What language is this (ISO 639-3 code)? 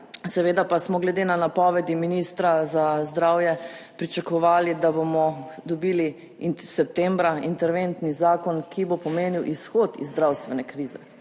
slv